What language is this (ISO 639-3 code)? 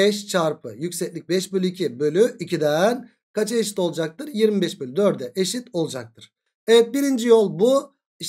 tur